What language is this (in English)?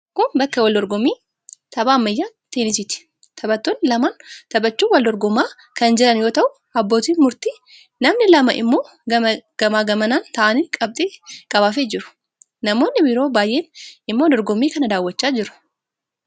Oromo